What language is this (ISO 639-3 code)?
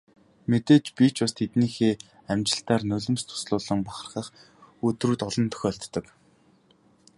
mon